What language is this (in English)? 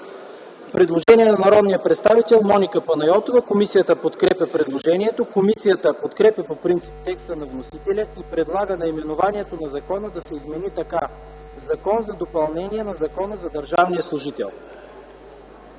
Bulgarian